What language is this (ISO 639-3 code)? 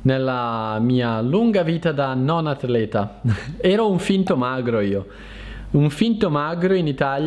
ita